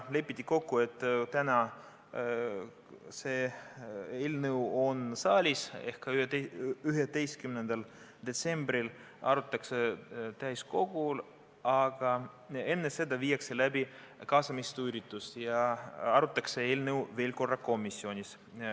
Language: Estonian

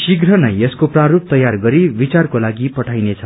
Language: Nepali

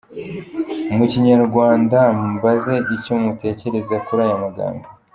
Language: Kinyarwanda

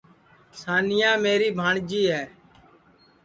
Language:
Sansi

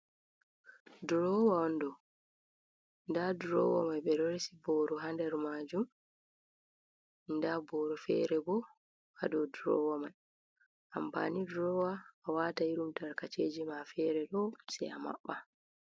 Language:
Fula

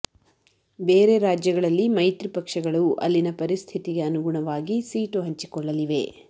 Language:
Kannada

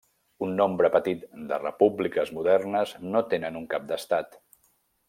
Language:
Catalan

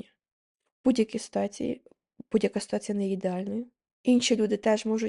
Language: Ukrainian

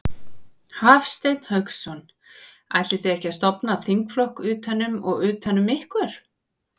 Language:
Icelandic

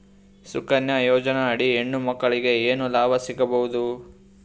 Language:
Kannada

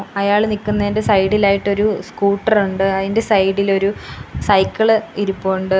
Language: Malayalam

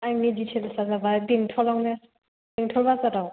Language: Bodo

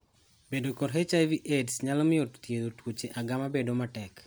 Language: Luo (Kenya and Tanzania)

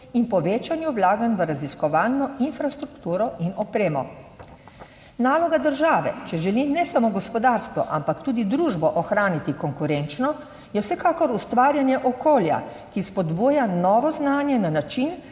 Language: Slovenian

